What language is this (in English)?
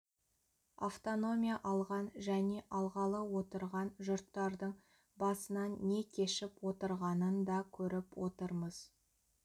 Kazakh